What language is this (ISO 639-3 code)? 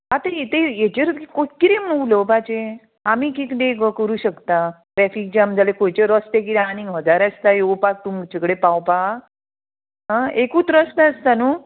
kok